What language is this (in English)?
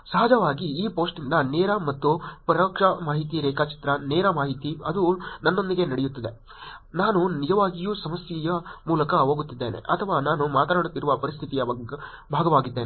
Kannada